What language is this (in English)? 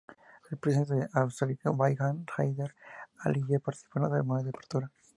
Spanish